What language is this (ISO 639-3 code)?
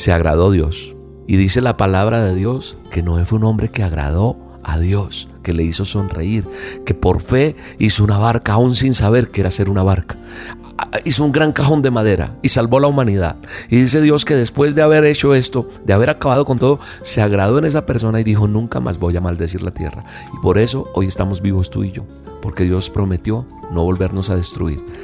spa